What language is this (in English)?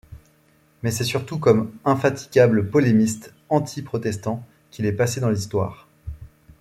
French